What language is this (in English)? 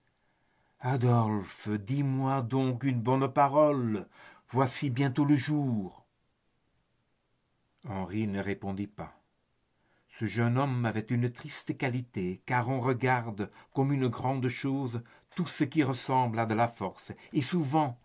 French